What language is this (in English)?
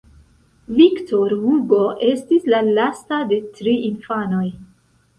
Esperanto